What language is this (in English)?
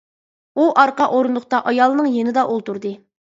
Uyghur